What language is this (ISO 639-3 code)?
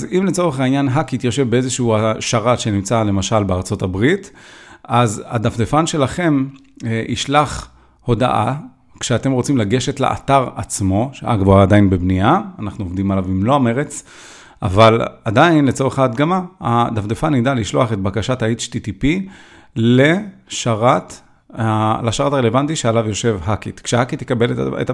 heb